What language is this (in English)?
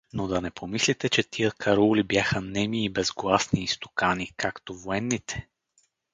Bulgarian